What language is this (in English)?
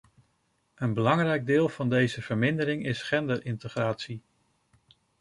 Dutch